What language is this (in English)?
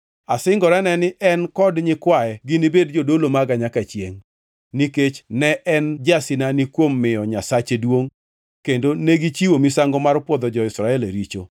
Luo (Kenya and Tanzania)